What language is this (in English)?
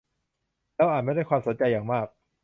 Thai